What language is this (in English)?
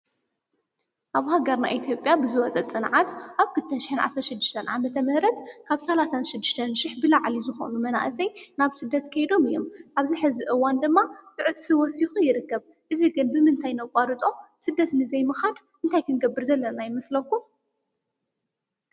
Tigrinya